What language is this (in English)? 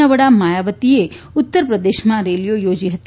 Gujarati